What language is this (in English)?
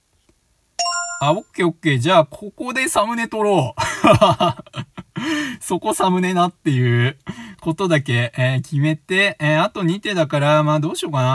Japanese